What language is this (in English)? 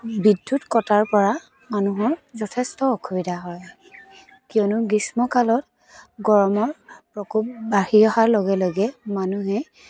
Assamese